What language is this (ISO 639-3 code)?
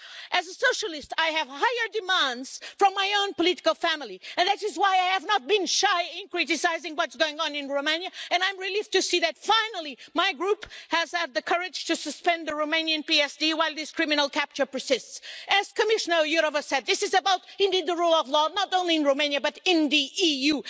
eng